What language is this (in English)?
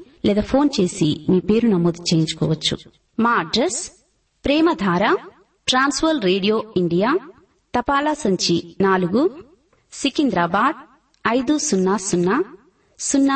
Telugu